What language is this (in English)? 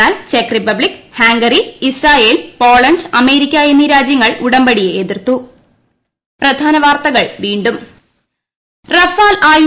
Malayalam